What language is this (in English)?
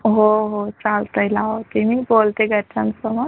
Marathi